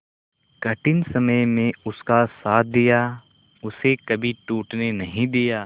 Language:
Hindi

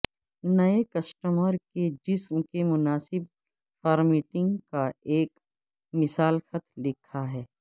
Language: Urdu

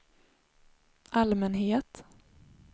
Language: Swedish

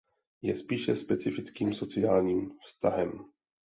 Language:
Czech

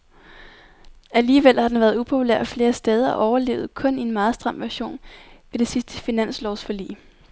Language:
Danish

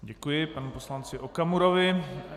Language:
Czech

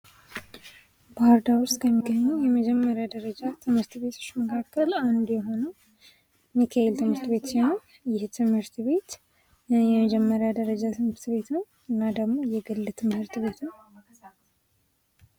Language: Amharic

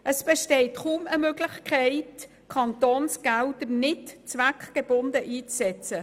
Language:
Swiss German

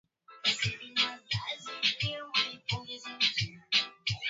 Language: Swahili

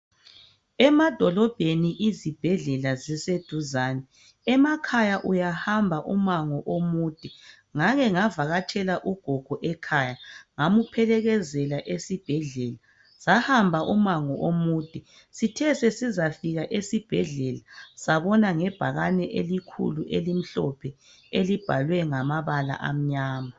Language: North Ndebele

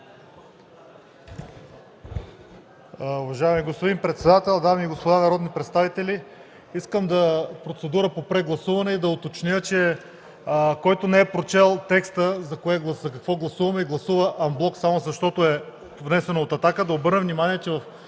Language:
Bulgarian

